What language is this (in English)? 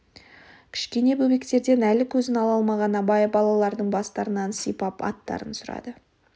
Kazakh